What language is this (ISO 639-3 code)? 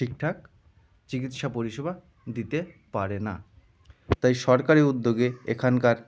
ben